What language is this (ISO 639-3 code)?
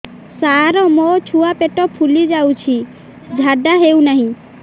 ori